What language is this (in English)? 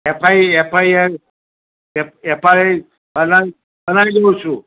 Gujarati